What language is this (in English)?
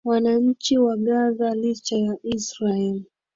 Swahili